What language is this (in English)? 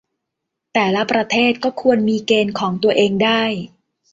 Thai